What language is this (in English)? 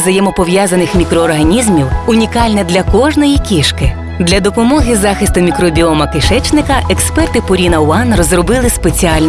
Ukrainian